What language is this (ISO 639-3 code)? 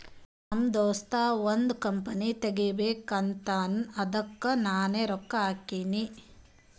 kan